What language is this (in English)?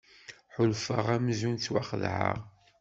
Kabyle